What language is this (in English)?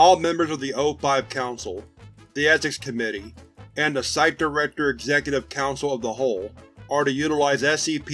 English